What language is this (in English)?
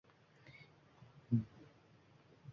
Uzbek